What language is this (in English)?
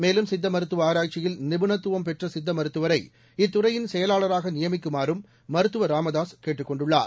Tamil